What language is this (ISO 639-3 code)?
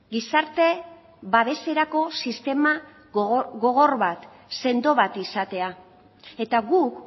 eus